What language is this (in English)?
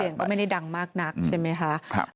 Thai